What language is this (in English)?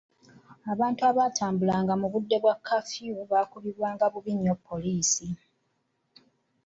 Ganda